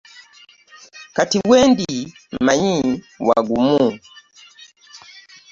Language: Ganda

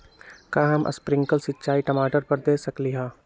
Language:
Magahi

